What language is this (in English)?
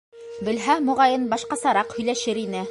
Bashkir